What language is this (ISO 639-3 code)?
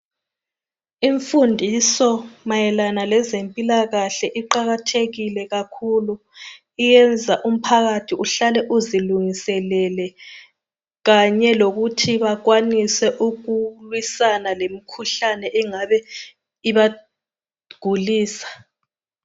nde